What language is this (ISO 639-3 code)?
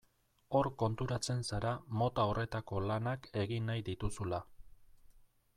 eus